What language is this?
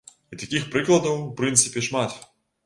Belarusian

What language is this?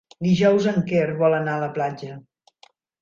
Catalan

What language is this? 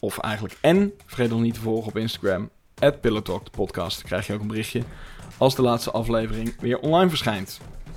Dutch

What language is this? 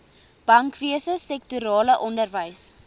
Afrikaans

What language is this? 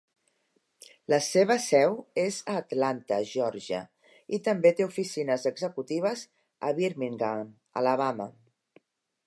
Catalan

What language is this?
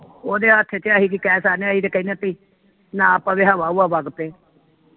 Punjabi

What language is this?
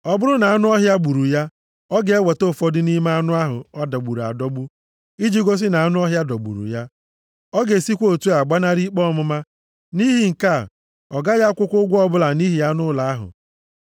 Igbo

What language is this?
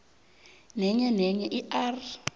South Ndebele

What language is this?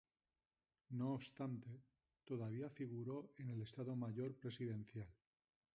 Spanish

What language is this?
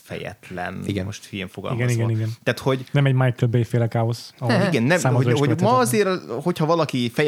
Hungarian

